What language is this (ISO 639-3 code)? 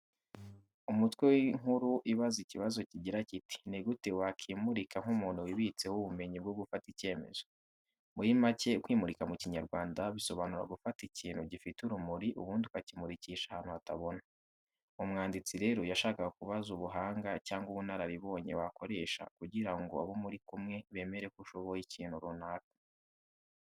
kin